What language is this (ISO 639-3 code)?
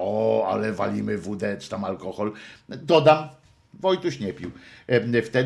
pol